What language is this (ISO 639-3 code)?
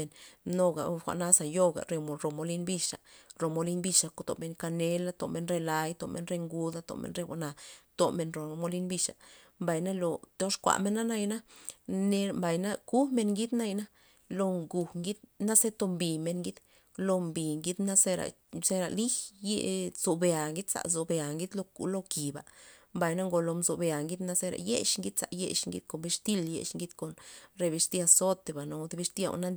ztp